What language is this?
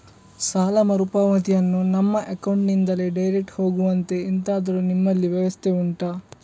Kannada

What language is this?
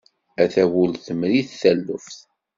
Kabyle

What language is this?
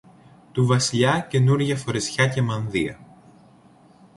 Greek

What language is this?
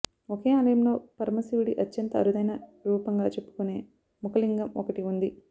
Telugu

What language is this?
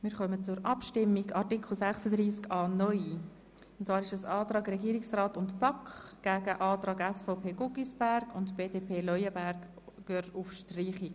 Swiss German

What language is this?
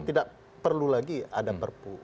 Indonesian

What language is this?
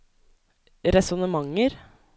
Norwegian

